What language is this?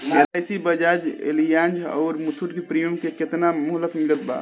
Bhojpuri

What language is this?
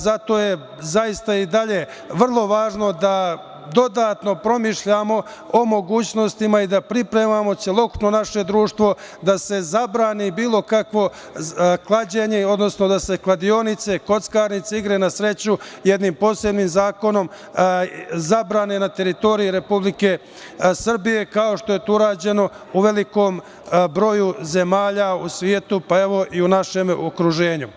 Serbian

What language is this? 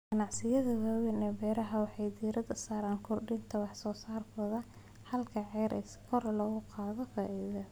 Somali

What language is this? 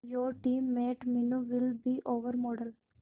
Hindi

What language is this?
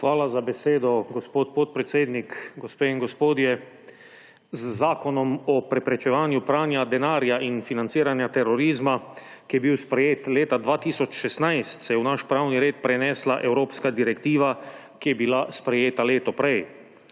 Slovenian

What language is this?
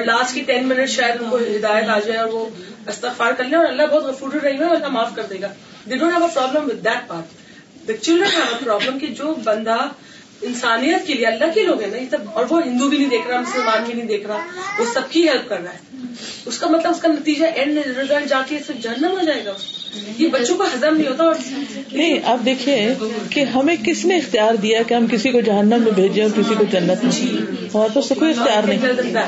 Urdu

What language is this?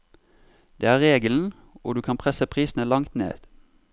Norwegian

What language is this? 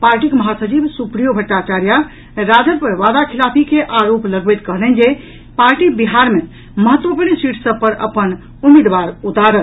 Maithili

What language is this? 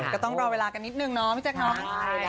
Thai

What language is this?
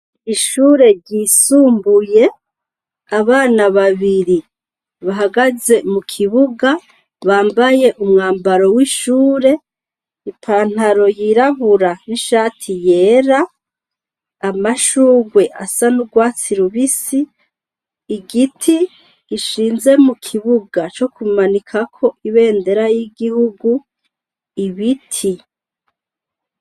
Rundi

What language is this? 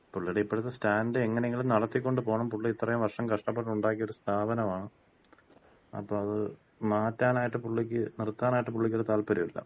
Malayalam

